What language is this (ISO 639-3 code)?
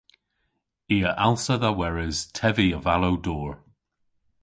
cor